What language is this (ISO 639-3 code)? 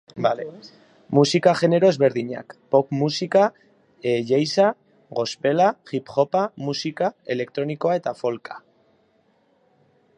eus